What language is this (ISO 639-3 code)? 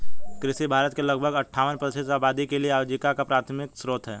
hin